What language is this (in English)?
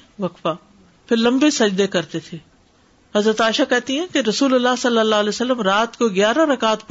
Urdu